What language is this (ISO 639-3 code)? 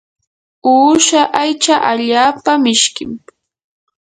qur